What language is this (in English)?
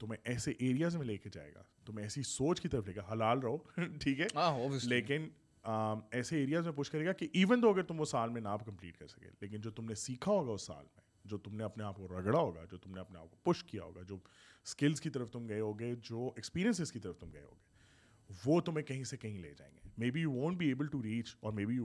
Urdu